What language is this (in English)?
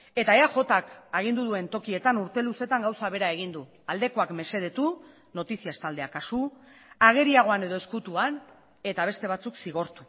Basque